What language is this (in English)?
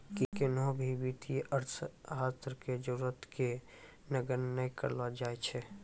Maithili